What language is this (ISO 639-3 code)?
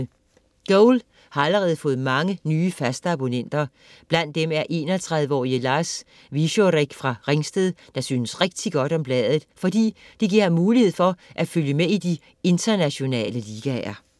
dan